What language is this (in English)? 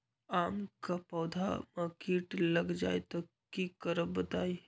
Magahi